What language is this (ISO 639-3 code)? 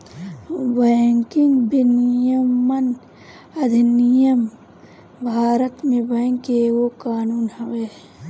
bho